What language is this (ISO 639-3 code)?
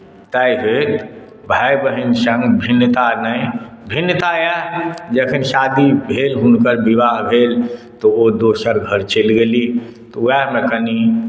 mai